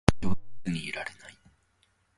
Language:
Japanese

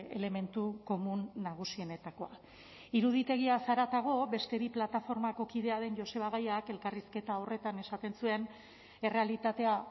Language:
Basque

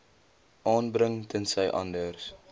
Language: Afrikaans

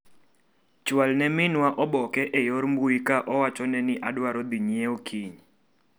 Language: Luo (Kenya and Tanzania)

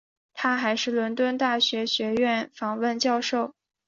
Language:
Chinese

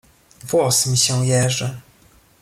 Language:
Polish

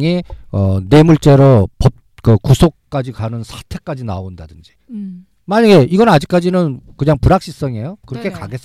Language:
Korean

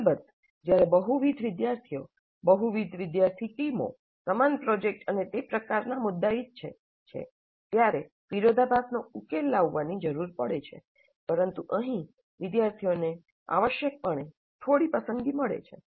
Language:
Gujarati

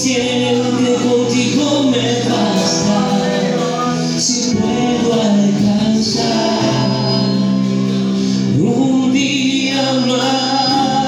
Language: Arabic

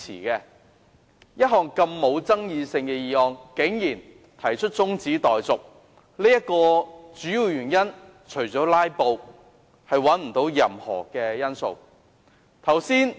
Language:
Cantonese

